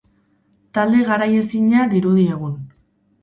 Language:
Basque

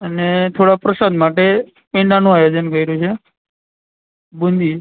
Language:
Gujarati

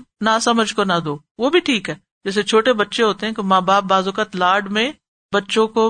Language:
Urdu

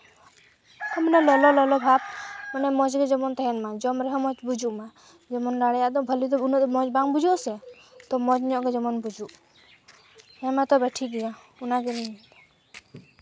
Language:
Santali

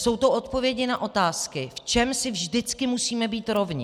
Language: Czech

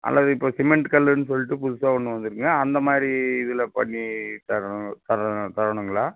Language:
Tamil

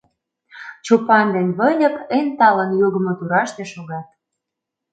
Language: Mari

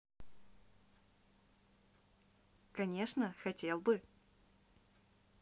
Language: Russian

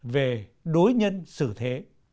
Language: Vietnamese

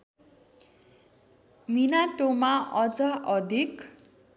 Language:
Nepali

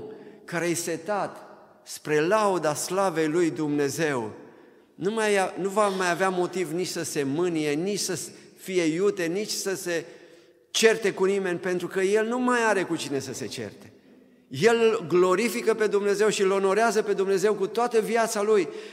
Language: Romanian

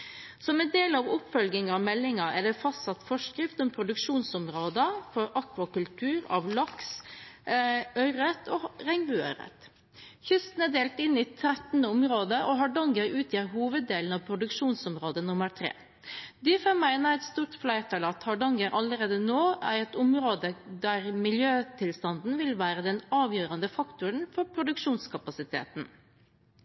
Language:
Norwegian Bokmål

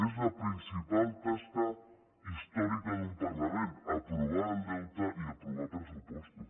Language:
Catalan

